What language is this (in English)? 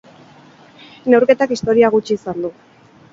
Basque